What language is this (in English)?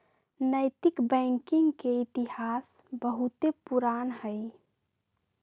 Magahi